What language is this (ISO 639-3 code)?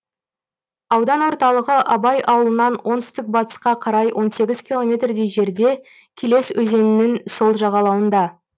kaz